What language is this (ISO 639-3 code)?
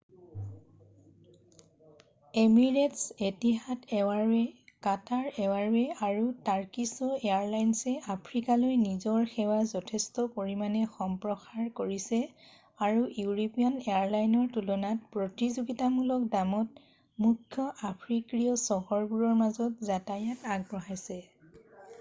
asm